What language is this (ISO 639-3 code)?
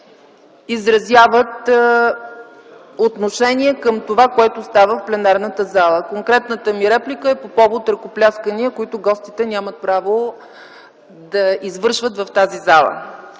bul